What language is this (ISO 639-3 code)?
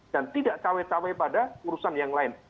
ind